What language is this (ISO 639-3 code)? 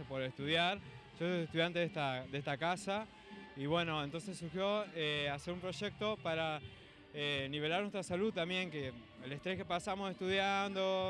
spa